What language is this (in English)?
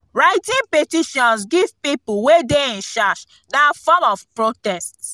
Nigerian Pidgin